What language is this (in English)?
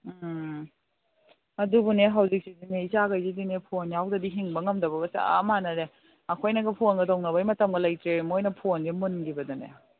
Manipuri